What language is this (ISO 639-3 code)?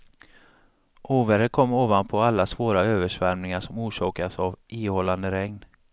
swe